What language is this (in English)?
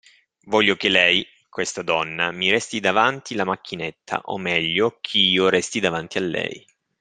Italian